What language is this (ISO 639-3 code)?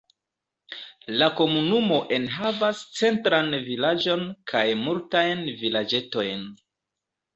epo